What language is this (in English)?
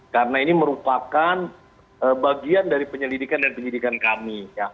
Indonesian